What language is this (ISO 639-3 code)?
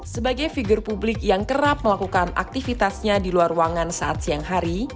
ind